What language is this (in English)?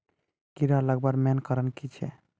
Magahi